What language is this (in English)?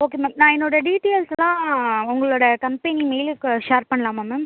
Tamil